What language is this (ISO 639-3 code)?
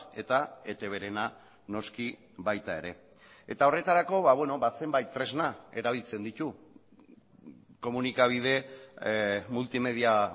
eus